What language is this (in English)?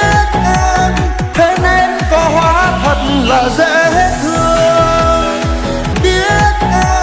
Vietnamese